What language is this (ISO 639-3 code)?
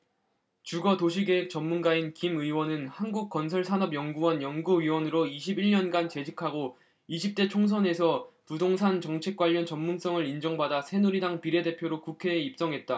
kor